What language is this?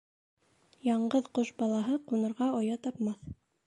Bashkir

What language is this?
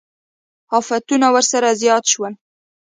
Pashto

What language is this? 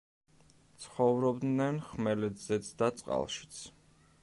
Georgian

